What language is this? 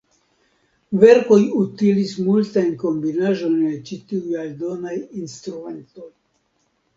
Esperanto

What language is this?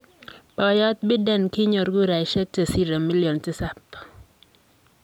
Kalenjin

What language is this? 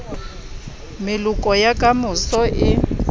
Southern Sotho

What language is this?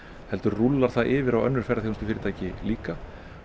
Icelandic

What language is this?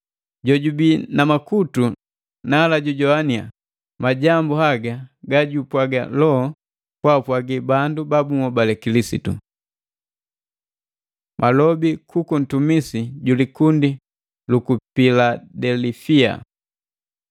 Matengo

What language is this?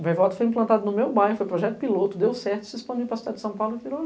Portuguese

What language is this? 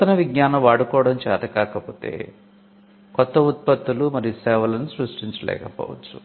Telugu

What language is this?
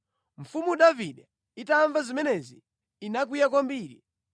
Nyanja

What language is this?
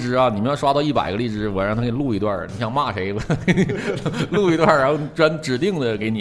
Chinese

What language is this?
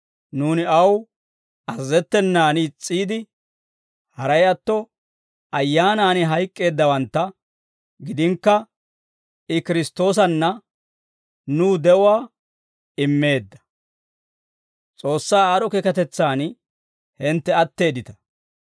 Dawro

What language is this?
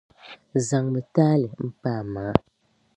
Dagbani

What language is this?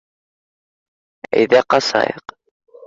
Bashkir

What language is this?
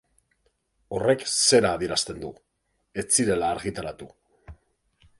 Basque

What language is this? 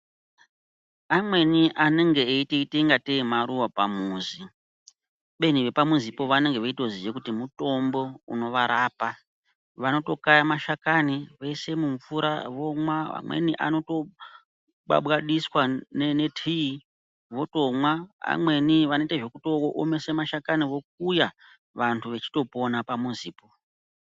Ndau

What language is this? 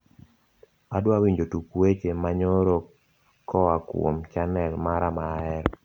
Luo (Kenya and Tanzania)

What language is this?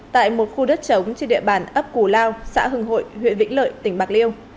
Vietnamese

